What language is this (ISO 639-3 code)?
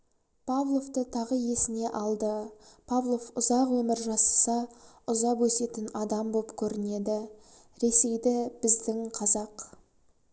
kaz